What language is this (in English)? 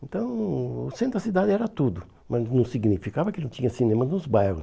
Portuguese